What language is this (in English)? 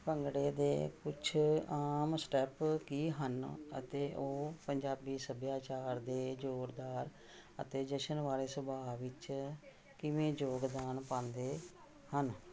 Punjabi